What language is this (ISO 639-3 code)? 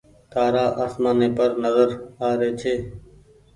gig